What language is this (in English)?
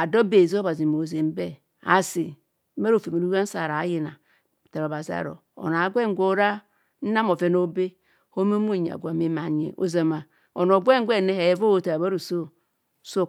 Kohumono